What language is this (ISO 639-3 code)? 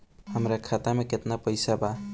bho